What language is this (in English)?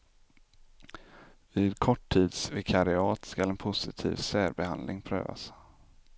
Swedish